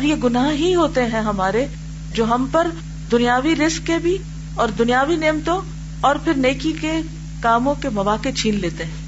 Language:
Urdu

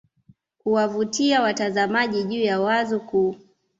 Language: Swahili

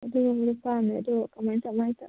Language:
Manipuri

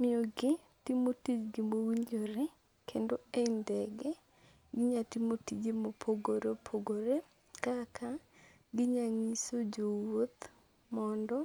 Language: Luo (Kenya and Tanzania)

